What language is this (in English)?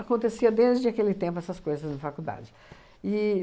Portuguese